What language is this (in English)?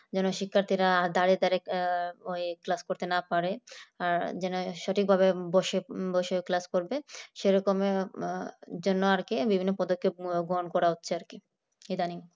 Bangla